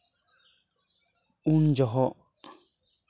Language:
Santali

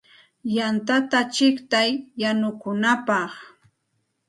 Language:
Santa Ana de Tusi Pasco Quechua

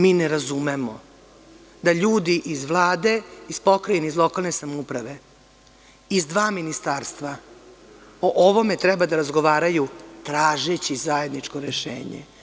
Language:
Serbian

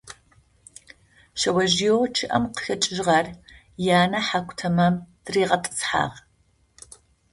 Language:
Adyghe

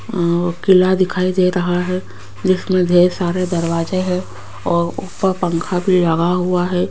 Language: Hindi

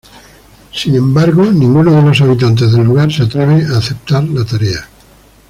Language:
Spanish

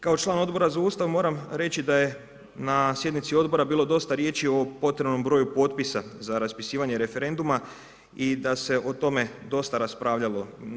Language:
Croatian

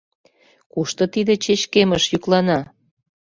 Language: Mari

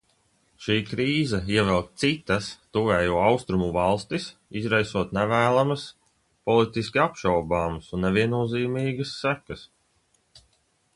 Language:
Latvian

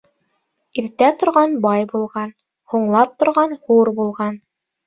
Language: Bashkir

